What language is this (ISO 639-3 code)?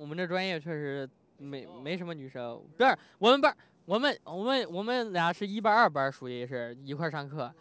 zho